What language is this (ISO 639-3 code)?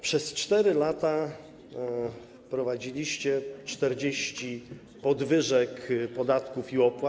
pol